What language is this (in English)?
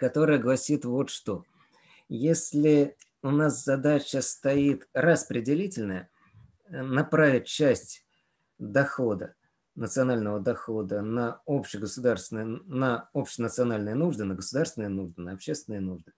Russian